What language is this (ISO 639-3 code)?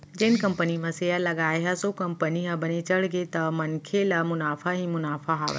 hne